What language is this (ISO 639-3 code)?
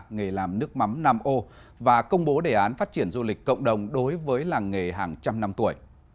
vie